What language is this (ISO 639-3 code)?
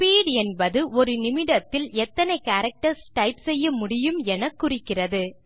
tam